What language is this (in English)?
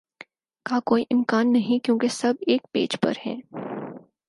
Urdu